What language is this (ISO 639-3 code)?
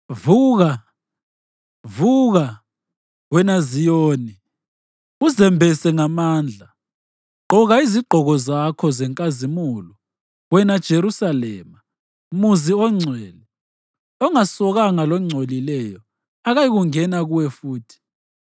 nde